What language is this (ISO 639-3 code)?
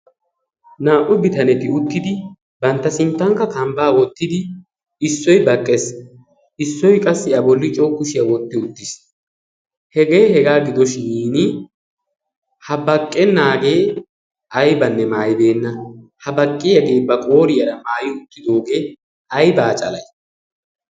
wal